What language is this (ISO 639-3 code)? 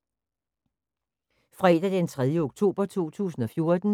dan